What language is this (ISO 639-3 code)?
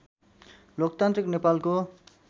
nep